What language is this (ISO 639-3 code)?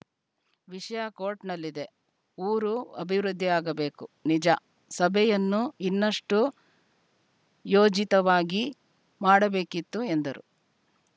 kan